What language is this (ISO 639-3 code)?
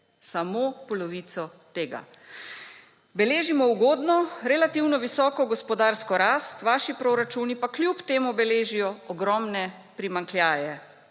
slv